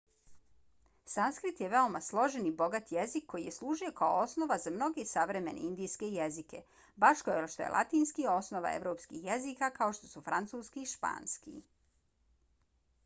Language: Bosnian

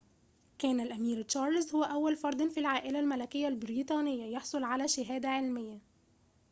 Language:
Arabic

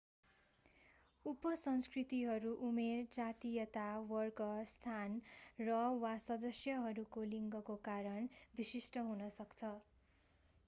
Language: Nepali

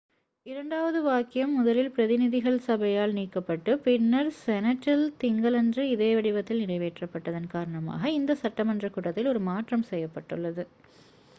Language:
Tamil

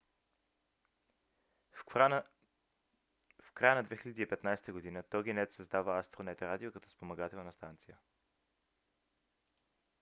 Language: Bulgarian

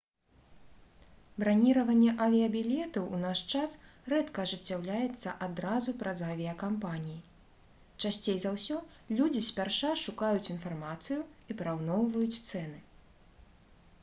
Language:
Belarusian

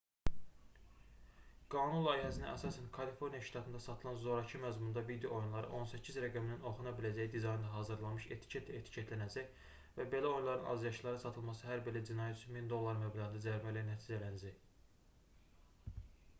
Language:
Azerbaijani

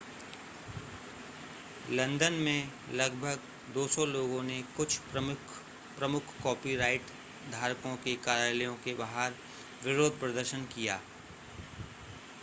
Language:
Hindi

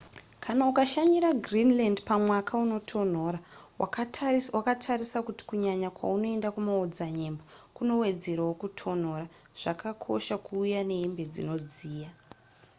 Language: Shona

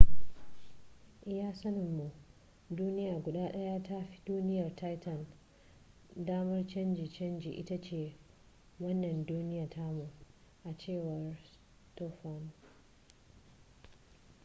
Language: Hausa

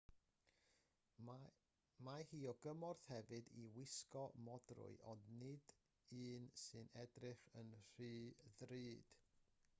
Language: Welsh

